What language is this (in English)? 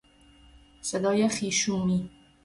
Persian